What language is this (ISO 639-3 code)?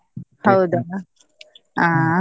kan